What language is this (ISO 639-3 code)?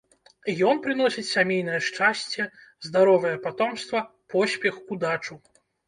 bel